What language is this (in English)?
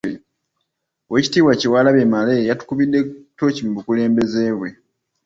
Ganda